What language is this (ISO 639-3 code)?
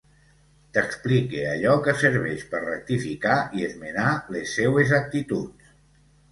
cat